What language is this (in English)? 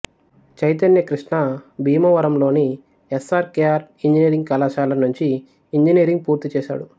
Telugu